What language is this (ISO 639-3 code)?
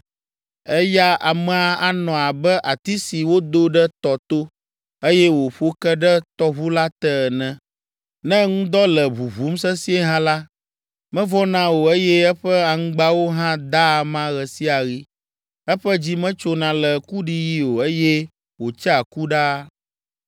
ewe